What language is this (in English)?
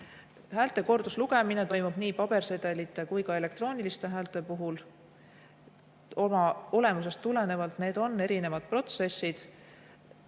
Estonian